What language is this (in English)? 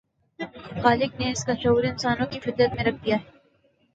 Urdu